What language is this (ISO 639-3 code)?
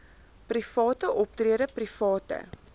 afr